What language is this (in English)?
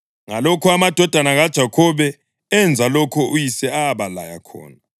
North Ndebele